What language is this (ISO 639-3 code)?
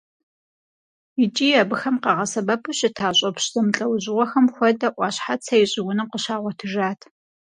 kbd